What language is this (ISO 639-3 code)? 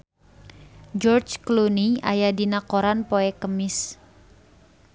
sun